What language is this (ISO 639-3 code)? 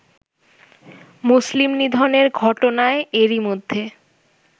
ben